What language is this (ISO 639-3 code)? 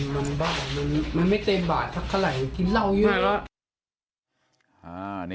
tha